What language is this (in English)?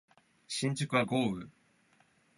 Japanese